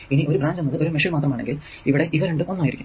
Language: Malayalam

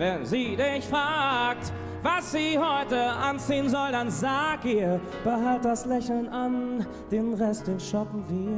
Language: German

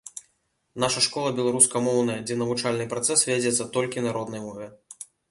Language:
Belarusian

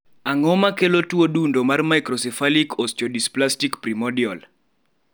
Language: Luo (Kenya and Tanzania)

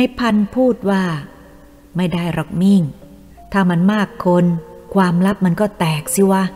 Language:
Thai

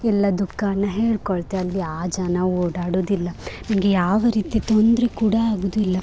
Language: Kannada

